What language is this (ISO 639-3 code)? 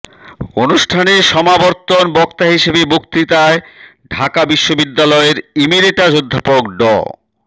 ben